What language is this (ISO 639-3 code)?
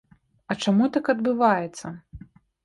bel